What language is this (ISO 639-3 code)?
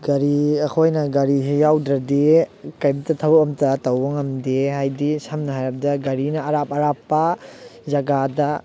mni